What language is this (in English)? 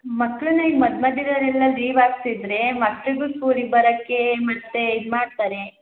Kannada